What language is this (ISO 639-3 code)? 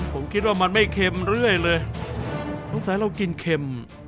tha